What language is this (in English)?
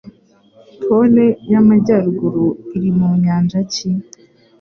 Kinyarwanda